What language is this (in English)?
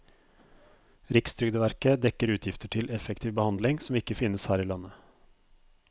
Norwegian